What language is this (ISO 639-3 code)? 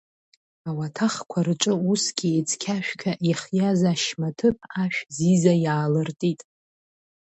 abk